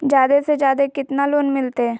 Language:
Magahi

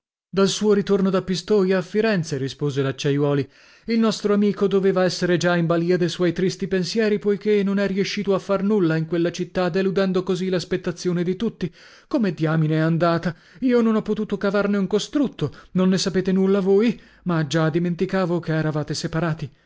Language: Italian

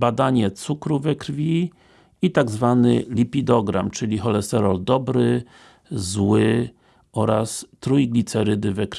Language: Polish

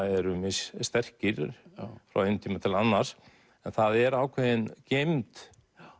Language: Icelandic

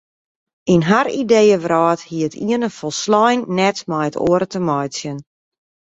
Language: Western Frisian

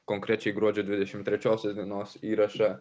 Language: Lithuanian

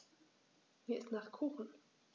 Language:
German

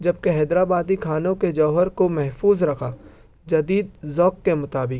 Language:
Urdu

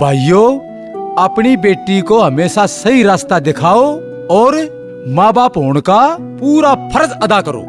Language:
Hindi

